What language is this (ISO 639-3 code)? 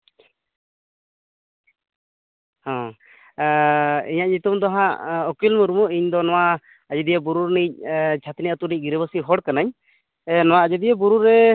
sat